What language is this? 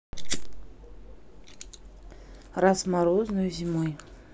Russian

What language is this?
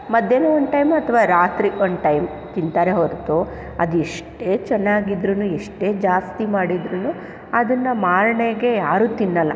Kannada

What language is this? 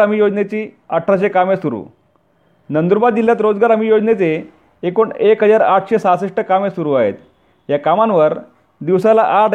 Marathi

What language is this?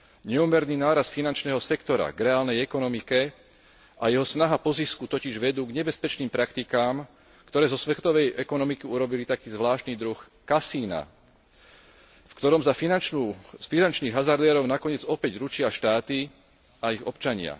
Slovak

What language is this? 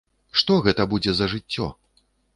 Belarusian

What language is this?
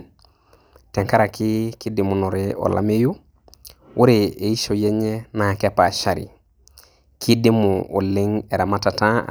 Masai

